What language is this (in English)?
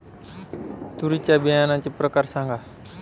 Marathi